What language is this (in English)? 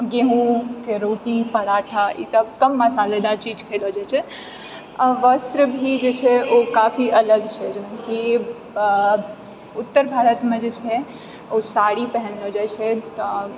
Maithili